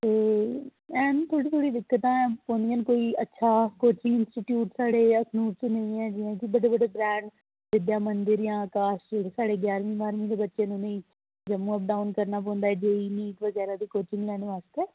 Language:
Dogri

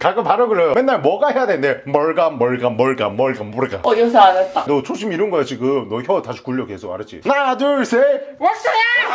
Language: Korean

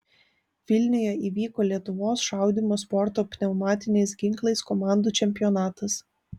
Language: Lithuanian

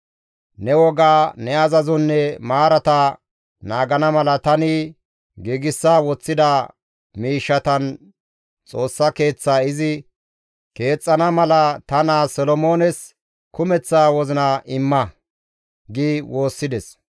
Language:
Gamo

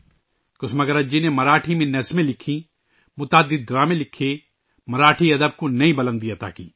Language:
Urdu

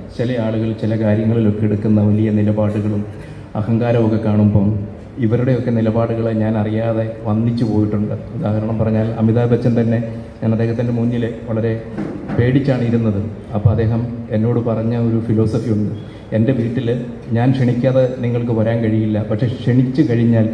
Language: Arabic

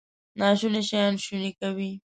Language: Pashto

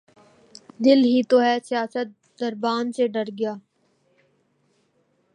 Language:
Urdu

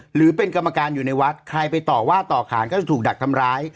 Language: Thai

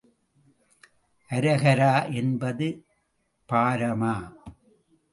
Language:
Tamil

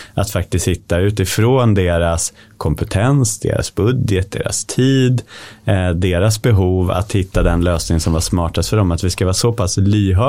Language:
Swedish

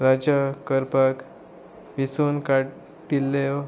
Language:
Konkani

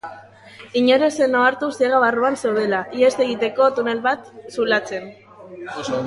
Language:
Basque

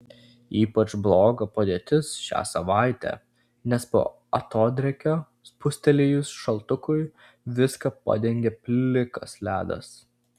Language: Lithuanian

